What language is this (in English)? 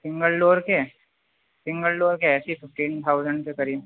Urdu